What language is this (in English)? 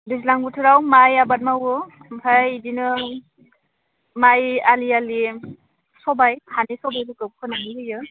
Bodo